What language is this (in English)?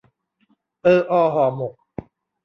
Thai